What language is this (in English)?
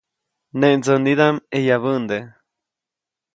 Copainalá Zoque